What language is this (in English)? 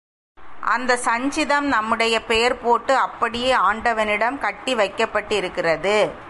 Tamil